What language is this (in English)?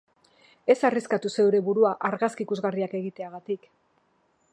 Basque